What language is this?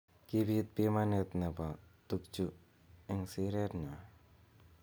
Kalenjin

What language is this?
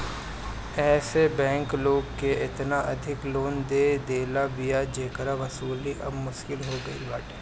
Bhojpuri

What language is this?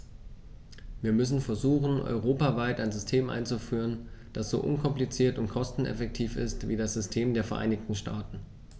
German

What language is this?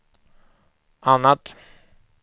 Swedish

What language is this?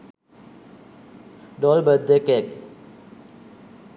Sinhala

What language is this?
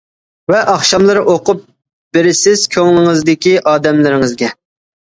Uyghur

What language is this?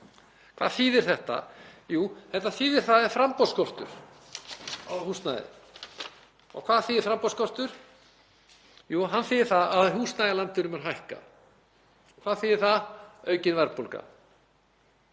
Icelandic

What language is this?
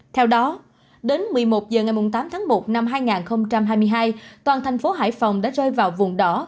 Vietnamese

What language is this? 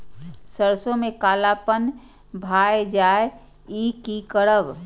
Maithili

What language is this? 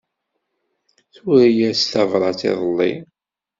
Kabyle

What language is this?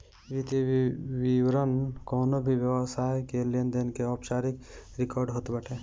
Bhojpuri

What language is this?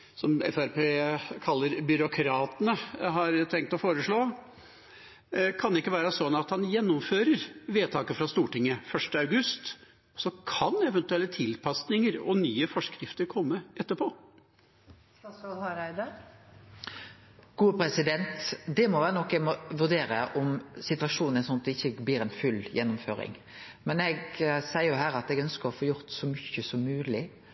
Norwegian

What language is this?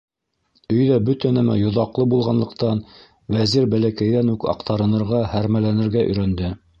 Bashkir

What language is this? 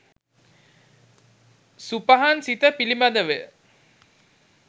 Sinhala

